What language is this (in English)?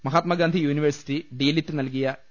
Malayalam